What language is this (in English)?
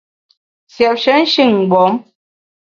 Bamun